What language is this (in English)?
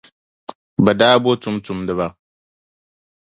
Dagbani